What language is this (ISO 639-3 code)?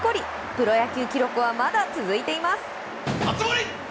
jpn